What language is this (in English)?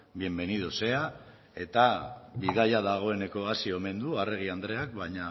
Basque